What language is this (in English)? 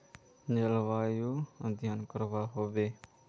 Magahi